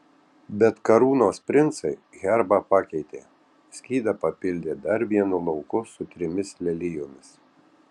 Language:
Lithuanian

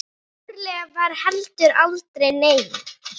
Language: Icelandic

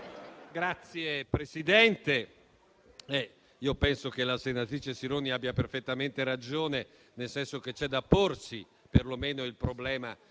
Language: Italian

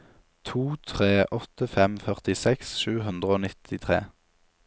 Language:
Norwegian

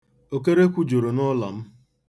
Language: Igbo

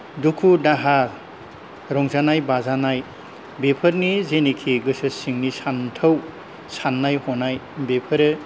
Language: Bodo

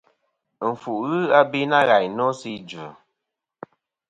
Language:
Kom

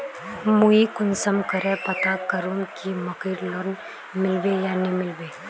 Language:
Magahi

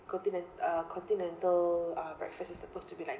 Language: English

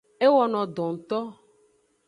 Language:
Aja (Benin)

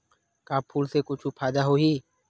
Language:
Chhattisgarhi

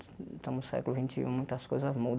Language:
Portuguese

